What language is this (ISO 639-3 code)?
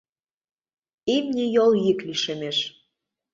chm